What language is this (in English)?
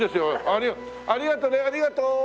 Japanese